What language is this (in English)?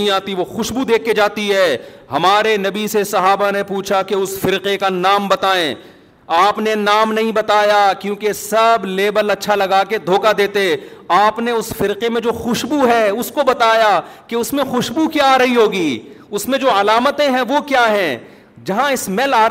Urdu